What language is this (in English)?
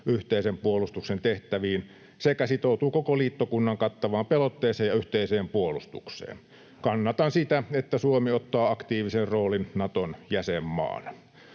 Finnish